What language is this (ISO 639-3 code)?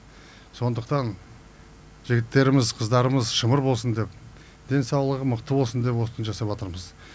kaz